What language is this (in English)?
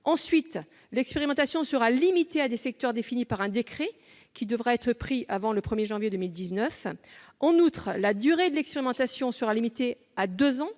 French